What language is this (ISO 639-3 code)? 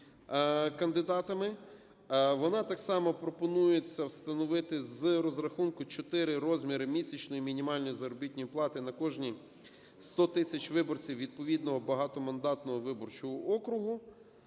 ukr